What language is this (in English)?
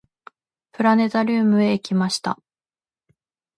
Japanese